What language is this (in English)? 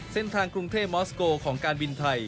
Thai